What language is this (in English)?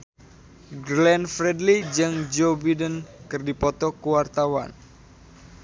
Sundanese